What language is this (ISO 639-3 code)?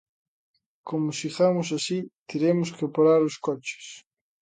glg